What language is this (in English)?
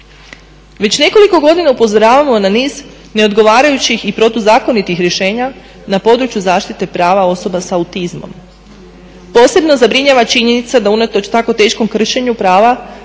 Croatian